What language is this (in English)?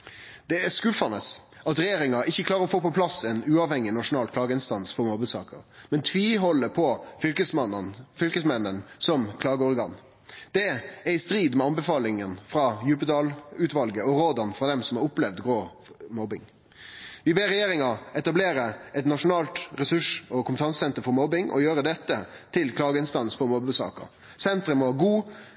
Norwegian Nynorsk